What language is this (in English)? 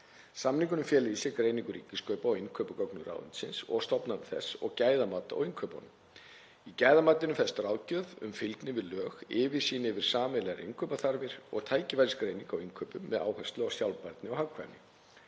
Icelandic